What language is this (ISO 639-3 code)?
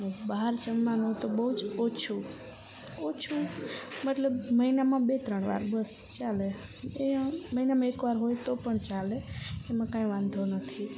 guj